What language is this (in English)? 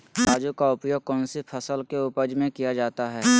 Magahi